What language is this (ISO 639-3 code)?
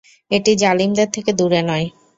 ben